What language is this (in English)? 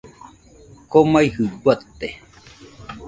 Nüpode Huitoto